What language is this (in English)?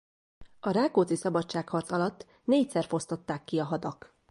Hungarian